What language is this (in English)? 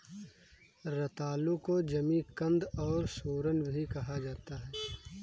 Hindi